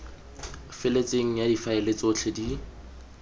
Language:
Tswana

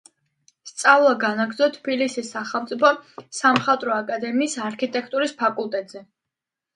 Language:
Georgian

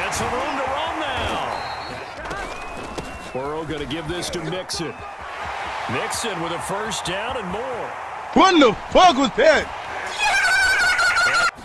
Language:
English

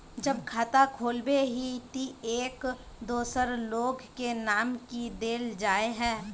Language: Magahi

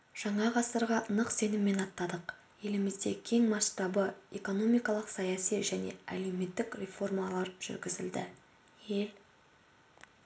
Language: Kazakh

